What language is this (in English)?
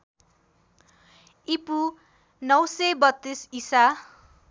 Nepali